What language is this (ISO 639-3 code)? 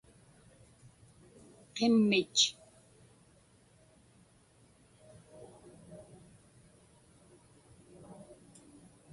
ipk